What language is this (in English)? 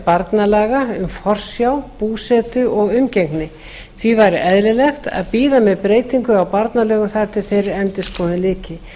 Icelandic